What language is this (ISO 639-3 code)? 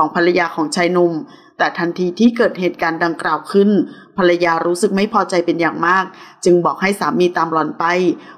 tha